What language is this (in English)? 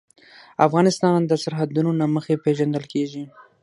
Pashto